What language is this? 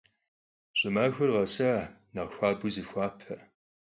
Kabardian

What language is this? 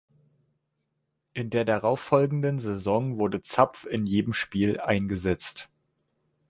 German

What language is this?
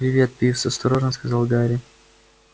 Russian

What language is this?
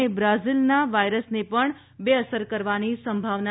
Gujarati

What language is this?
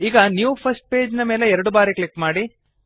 Kannada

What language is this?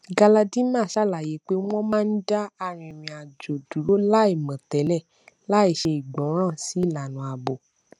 Yoruba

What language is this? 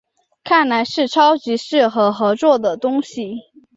Chinese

